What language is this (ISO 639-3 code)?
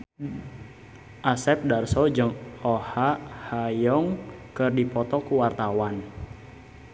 sun